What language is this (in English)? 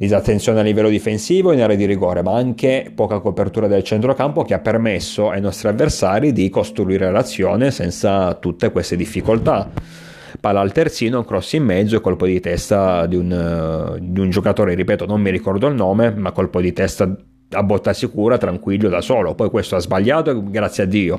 Italian